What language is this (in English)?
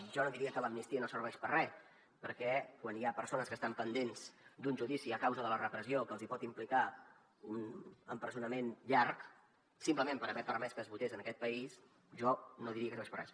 Catalan